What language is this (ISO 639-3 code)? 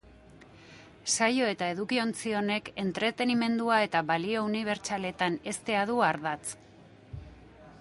eus